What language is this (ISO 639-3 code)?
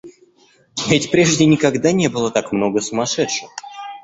rus